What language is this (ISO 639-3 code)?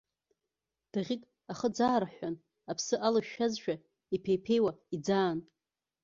abk